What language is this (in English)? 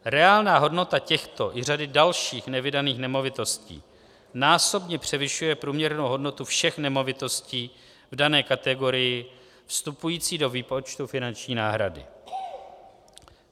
Czech